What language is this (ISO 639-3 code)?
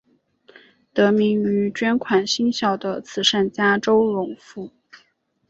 zho